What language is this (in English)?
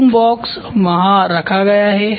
Hindi